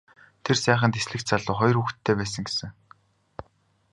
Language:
Mongolian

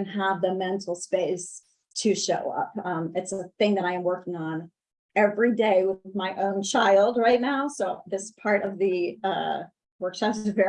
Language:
English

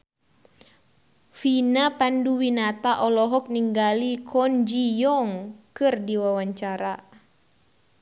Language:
Sundanese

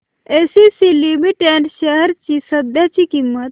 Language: Marathi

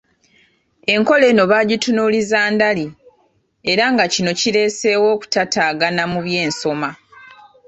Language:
Ganda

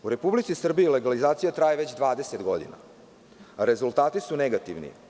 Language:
Serbian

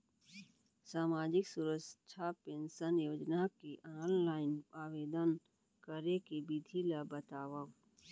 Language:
Chhattisgarhi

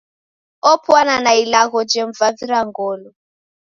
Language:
Taita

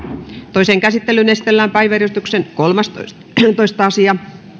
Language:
Finnish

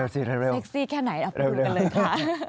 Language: Thai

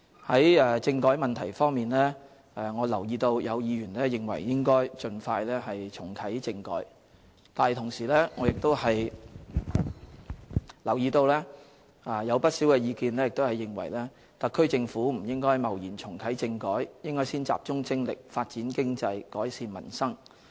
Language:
Cantonese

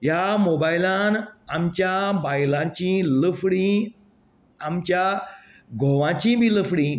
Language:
Konkani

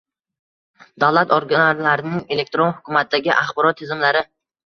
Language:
Uzbek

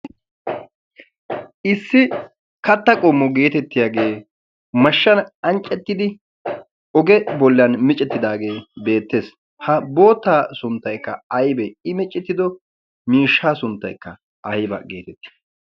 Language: Wolaytta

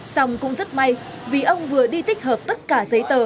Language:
Vietnamese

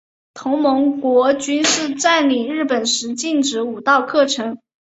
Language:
Chinese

